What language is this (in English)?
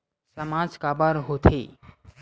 Chhattisgarhi